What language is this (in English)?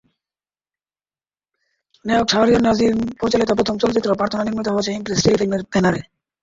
Bangla